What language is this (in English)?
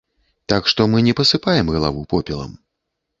Belarusian